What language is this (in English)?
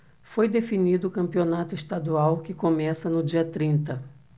Portuguese